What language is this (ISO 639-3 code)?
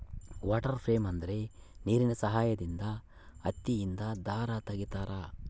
kan